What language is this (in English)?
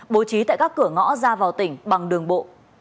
Vietnamese